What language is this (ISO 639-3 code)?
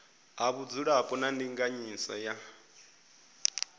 ven